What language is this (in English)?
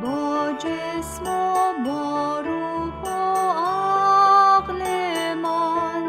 Persian